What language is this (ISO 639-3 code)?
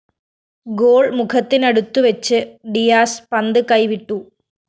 mal